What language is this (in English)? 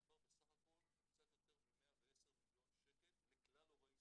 Hebrew